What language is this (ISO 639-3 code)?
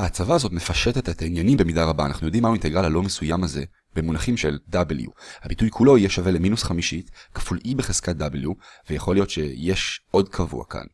heb